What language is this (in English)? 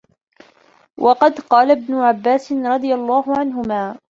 Arabic